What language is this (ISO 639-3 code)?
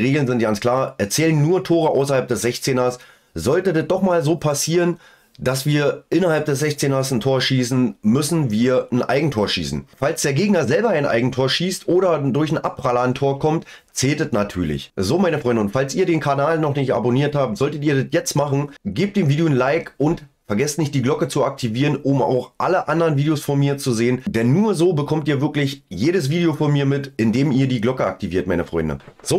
deu